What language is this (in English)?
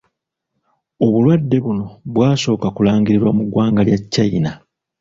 Ganda